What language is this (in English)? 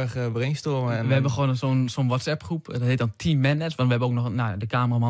Dutch